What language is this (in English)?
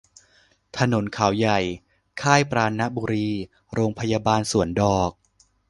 Thai